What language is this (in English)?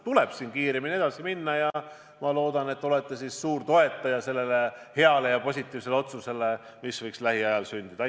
Estonian